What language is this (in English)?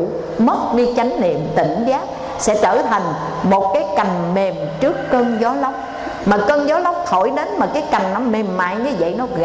Vietnamese